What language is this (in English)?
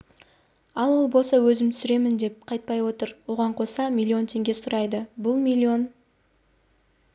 Kazakh